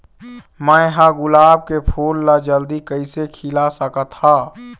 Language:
Chhattisgarhi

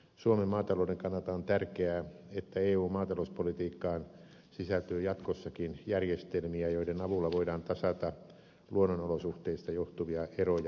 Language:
Finnish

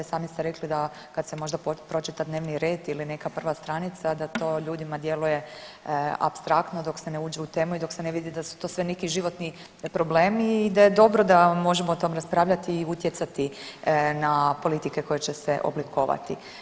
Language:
Croatian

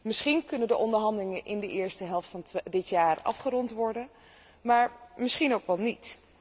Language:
Dutch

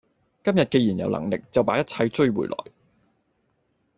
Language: Cantonese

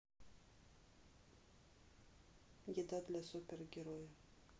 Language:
Russian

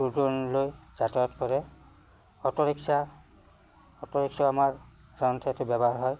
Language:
Assamese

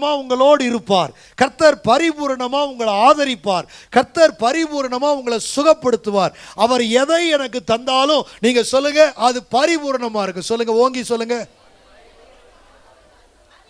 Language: Turkish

